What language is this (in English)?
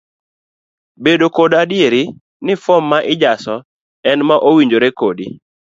Luo (Kenya and Tanzania)